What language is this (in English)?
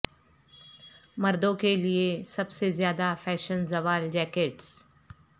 Urdu